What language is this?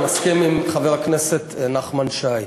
Hebrew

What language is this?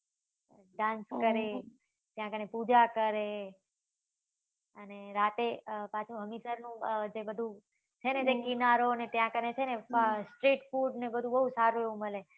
Gujarati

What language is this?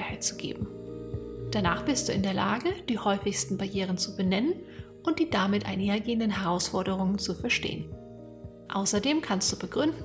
German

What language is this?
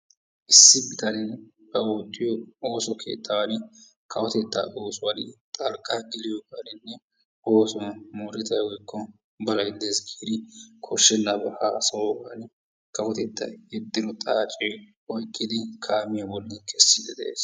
Wolaytta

